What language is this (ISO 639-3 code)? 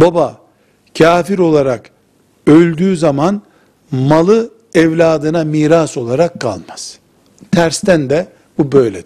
tur